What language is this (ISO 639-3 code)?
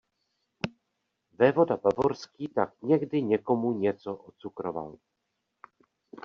ces